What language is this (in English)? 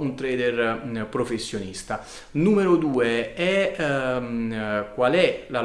Italian